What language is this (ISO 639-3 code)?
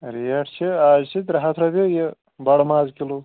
kas